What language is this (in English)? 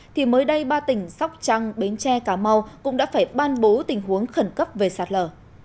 Vietnamese